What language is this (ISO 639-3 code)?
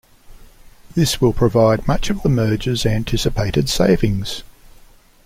eng